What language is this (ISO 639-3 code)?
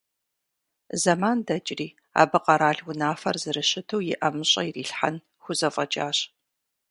kbd